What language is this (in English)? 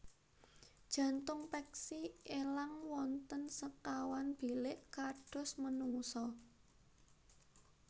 Javanese